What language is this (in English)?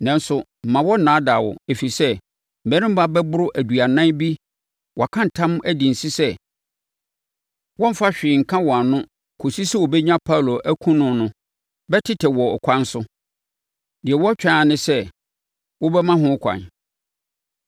Akan